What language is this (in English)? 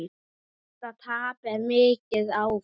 Icelandic